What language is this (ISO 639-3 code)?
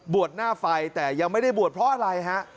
tha